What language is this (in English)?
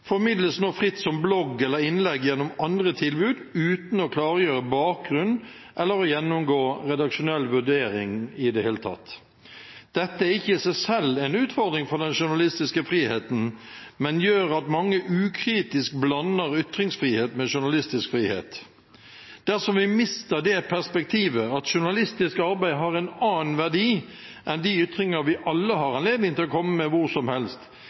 Norwegian Bokmål